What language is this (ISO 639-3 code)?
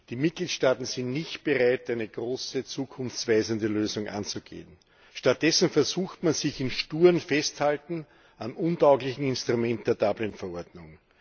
deu